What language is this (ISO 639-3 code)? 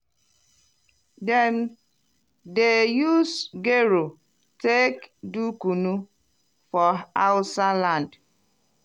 pcm